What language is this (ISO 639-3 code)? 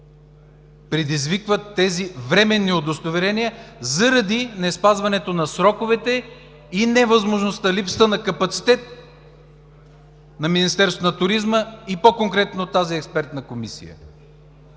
bul